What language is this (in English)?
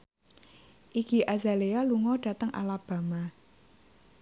Javanese